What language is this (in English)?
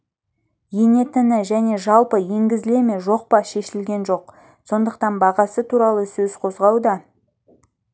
Kazakh